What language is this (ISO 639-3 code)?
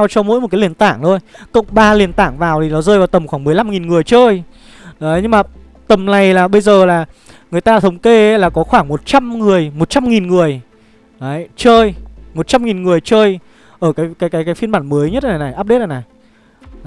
vie